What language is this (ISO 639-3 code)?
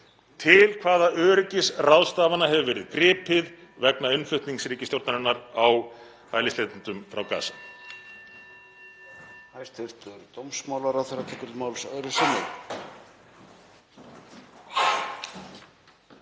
isl